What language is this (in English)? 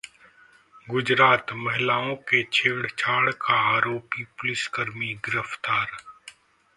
Hindi